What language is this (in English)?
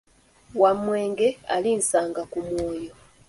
Ganda